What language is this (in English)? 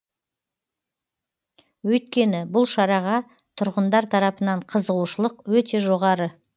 Kazakh